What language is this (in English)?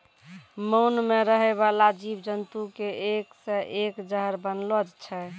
Maithili